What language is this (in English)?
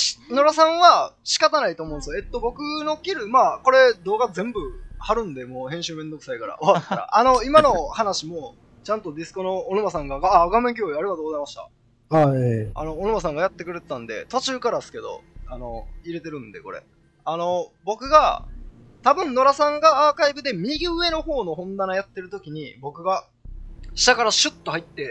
Japanese